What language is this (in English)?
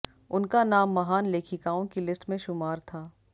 Hindi